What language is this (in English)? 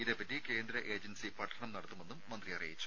Malayalam